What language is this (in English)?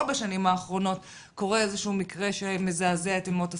Hebrew